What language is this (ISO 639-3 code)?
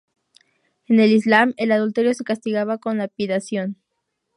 spa